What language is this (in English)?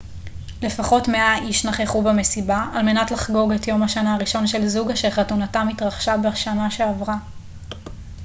Hebrew